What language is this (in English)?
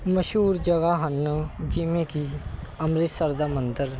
Punjabi